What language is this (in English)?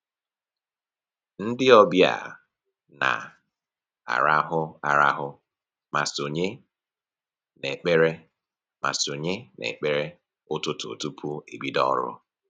Igbo